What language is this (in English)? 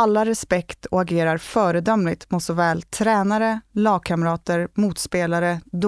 Swedish